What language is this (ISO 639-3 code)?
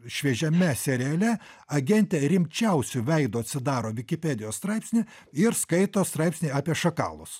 lit